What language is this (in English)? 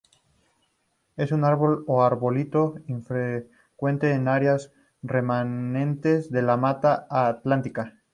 Spanish